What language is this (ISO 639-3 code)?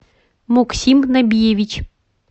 rus